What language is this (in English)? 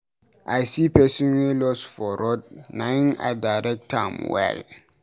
Nigerian Pidgin